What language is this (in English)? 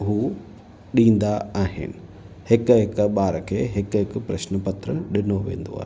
Sindhi